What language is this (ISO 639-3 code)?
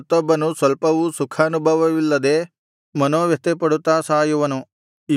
kan